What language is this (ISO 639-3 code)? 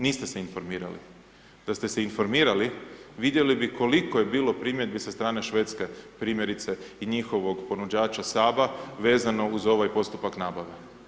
hrv